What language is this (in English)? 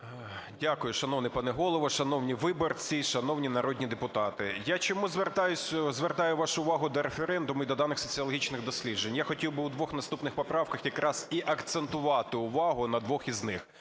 Ukrainian